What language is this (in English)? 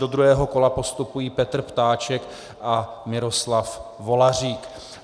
Czech